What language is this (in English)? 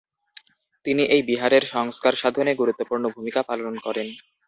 Bangla